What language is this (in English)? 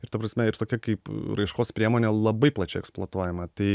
Lithuanian